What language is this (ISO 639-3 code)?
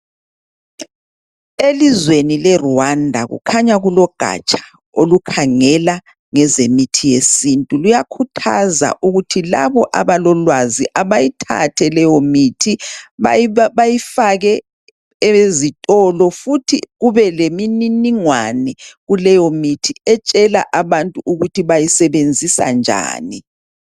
nde